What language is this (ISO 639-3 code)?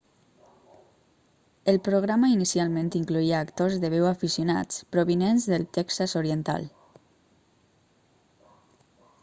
cat